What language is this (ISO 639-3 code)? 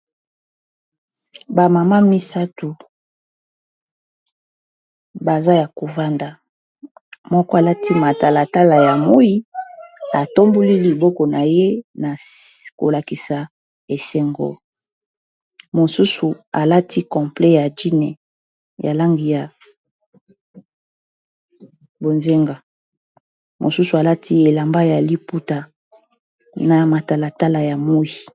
lin